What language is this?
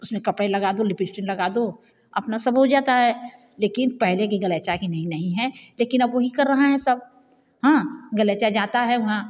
Hindi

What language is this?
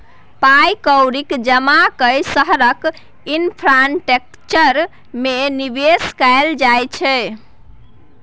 Maithili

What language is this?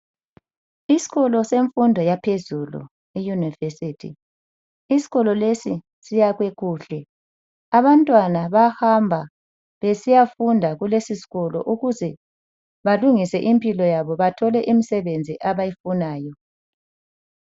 North Ndebele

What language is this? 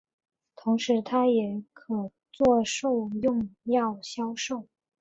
Chinese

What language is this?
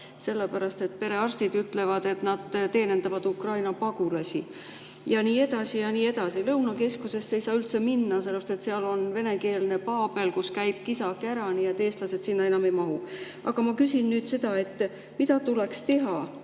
Estonian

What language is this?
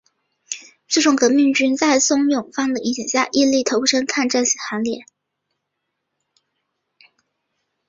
Chinese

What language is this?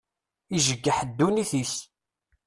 Kabyle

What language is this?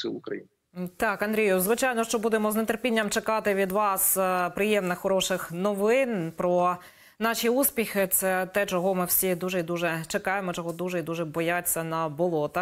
Ukrainian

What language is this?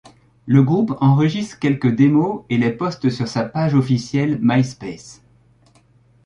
French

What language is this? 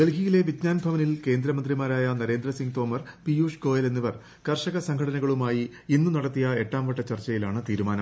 Malayalam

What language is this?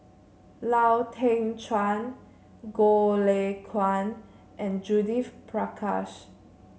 English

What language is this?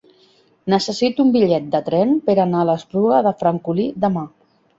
Catalan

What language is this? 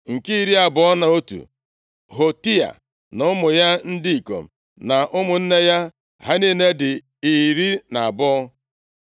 Igbo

